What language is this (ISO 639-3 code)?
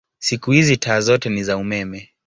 swa